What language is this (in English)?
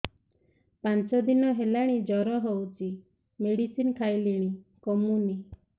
Odia